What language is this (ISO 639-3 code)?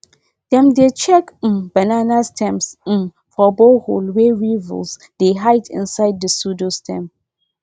pcm